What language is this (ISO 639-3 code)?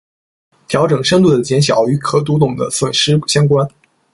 zho